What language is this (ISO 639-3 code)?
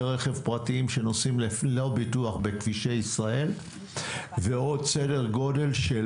heb